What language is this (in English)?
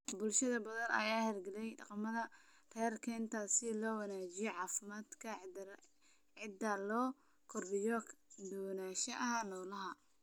Somali